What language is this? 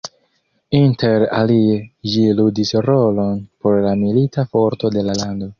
Esperanto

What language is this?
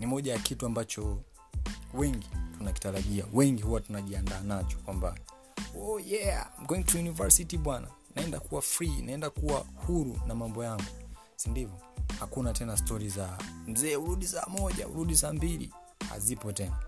Swahili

